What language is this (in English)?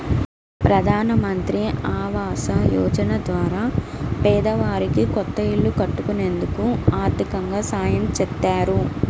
Telugu